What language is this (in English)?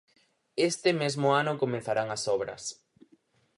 Galician